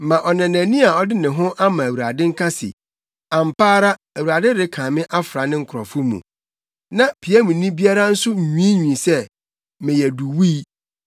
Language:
Akan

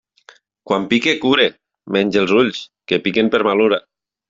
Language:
Catalan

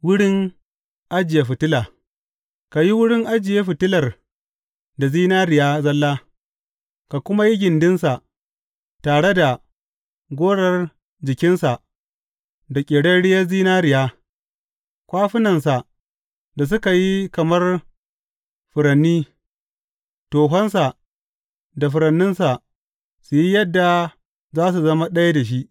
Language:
Hausa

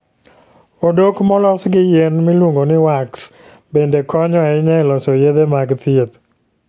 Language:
Luo (Kenya and Tanzania)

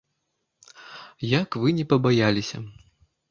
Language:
Belarusian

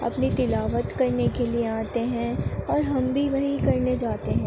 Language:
Urdu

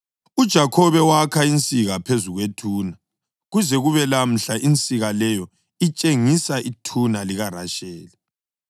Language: North Ndebele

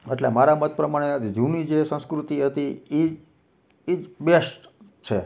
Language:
Gujarati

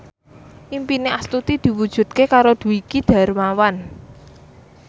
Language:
Javanese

